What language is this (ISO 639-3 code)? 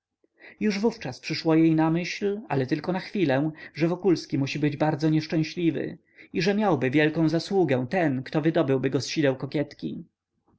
pol